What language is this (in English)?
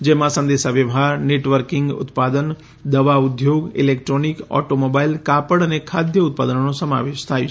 Gujarati